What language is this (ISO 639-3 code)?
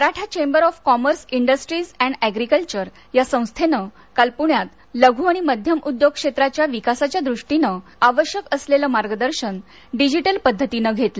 mar